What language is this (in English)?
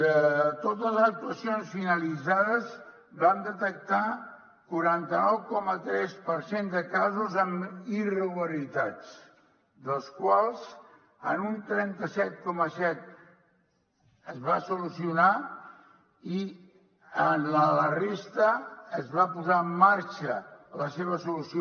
Catalan